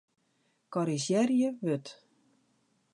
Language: Western Frisian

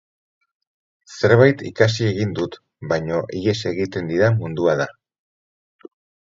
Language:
Basque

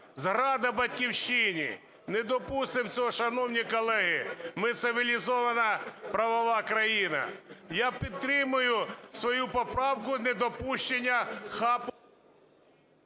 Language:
Ukrainian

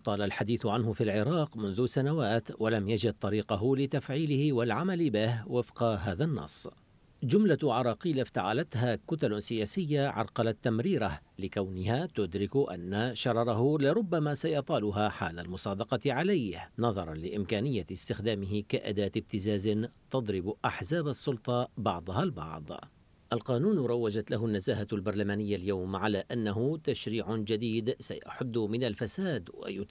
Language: Arabic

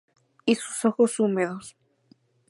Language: Spanish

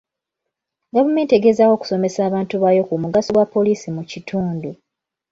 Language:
Ganda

